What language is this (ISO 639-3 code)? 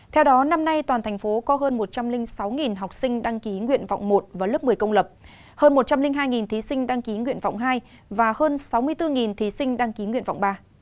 vie